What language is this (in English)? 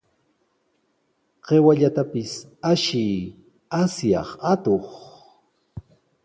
Sihuas Ancash Quechua